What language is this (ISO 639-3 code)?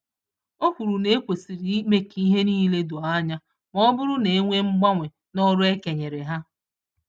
ibo